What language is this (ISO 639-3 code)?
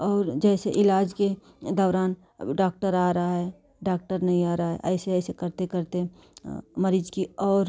hin